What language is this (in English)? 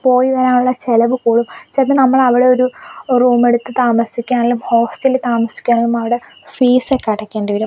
Malayalam